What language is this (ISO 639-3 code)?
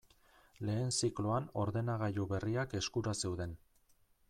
eus